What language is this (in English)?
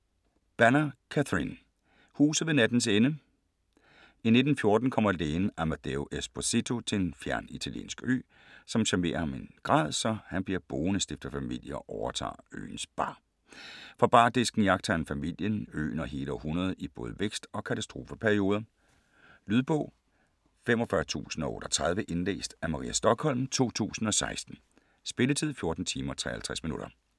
Danish